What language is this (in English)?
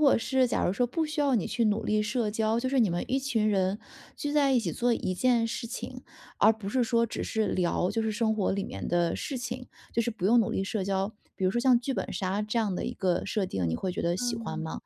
Chinese